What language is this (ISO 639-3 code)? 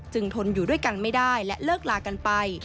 tha